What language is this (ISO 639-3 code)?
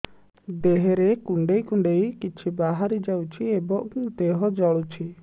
ori